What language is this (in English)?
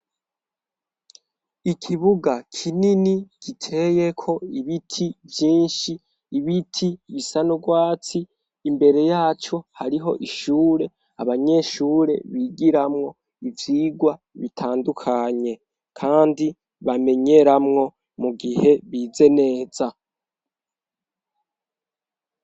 Rundi